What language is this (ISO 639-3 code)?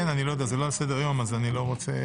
heb